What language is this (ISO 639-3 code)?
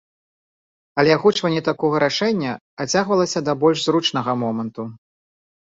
bel